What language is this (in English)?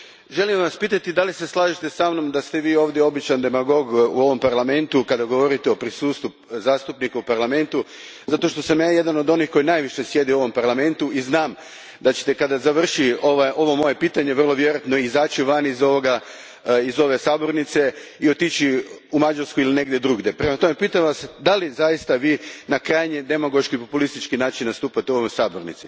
Croatian